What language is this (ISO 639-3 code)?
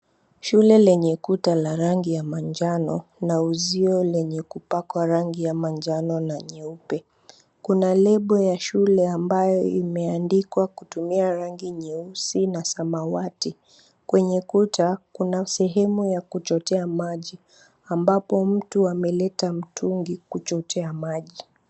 swa